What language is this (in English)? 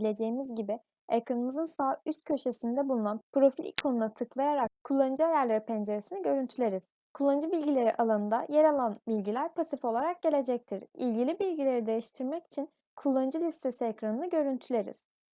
Turkish